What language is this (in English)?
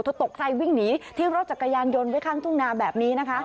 Thai